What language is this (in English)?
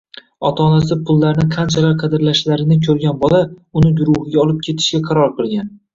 Uzbek